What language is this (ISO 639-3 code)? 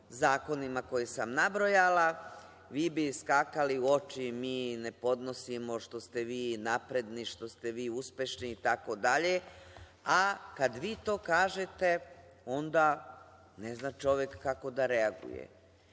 srp